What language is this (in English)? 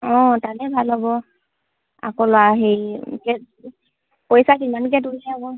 Assamese